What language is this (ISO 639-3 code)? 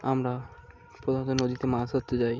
ben